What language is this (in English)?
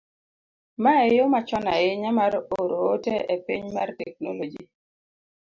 Luo (Kenya and Tanzania)